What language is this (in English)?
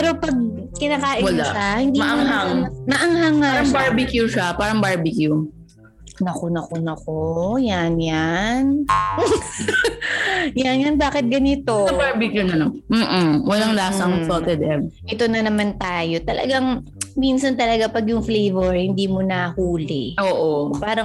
Filipino